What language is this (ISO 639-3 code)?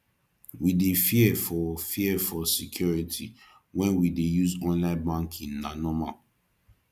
pcm